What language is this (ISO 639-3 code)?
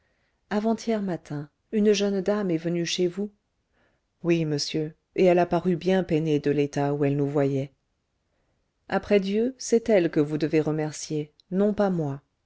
fra